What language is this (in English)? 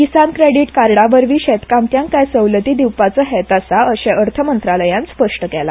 Konkani